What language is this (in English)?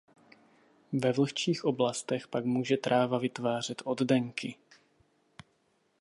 Czech